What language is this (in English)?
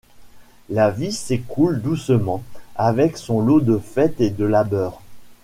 French